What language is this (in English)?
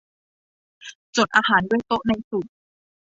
Thai